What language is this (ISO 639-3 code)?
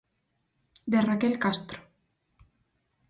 glg